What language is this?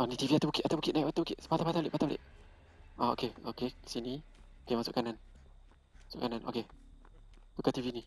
Malay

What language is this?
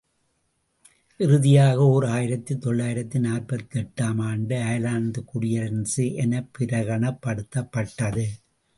Tamil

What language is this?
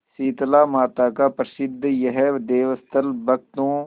Hindi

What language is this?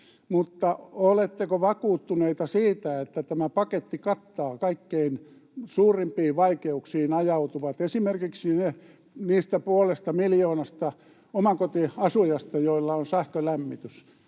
Finnish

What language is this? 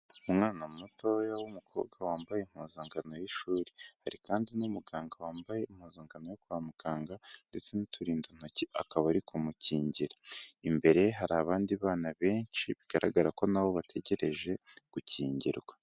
Kinyarwanda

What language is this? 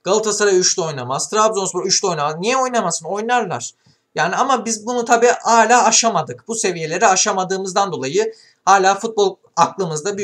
Turkish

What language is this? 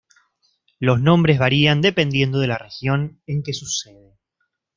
Spanish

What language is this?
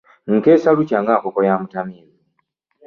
Ganda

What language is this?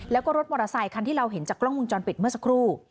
Thai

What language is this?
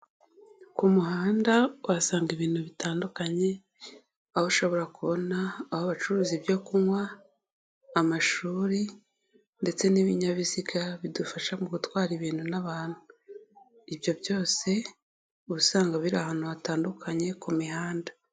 Kinyarwanda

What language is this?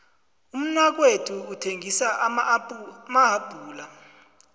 South Ndebele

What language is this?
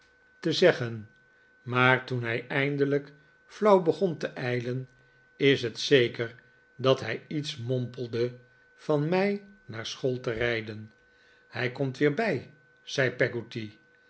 Dutch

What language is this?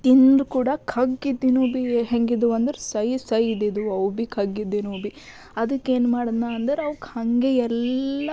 Kannada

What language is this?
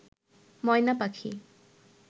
Bangla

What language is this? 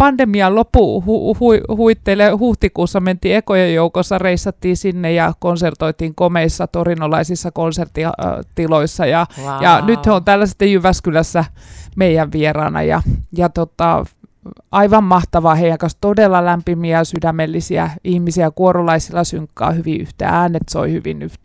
Finnish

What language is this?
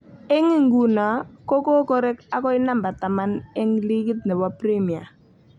Kalenjin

